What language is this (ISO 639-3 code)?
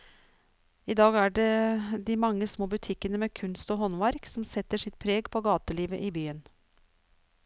nor